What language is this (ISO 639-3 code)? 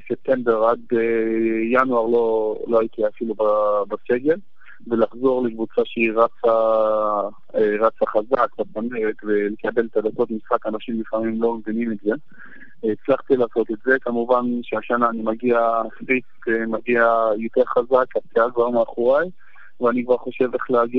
heb